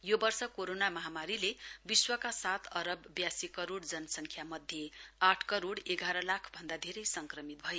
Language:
Nepali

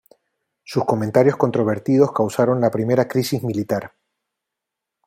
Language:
Spanish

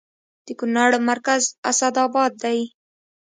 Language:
Pashto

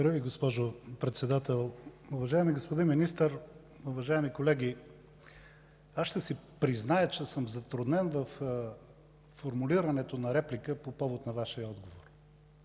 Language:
Bulgarian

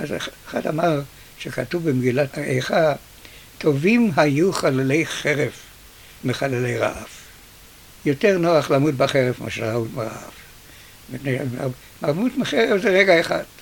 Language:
Hebrew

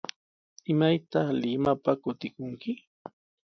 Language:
Sihuas Ancash Quechua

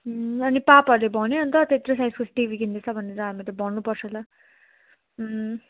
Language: Nepali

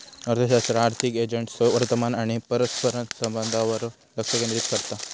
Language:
Marathi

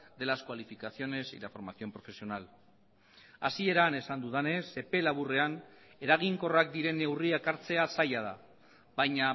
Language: Basque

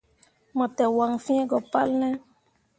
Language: Mundang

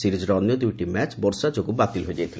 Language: Odia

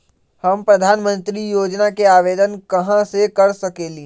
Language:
Magahi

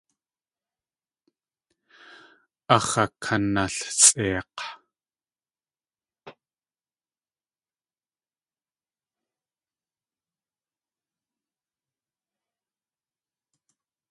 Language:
Tlingit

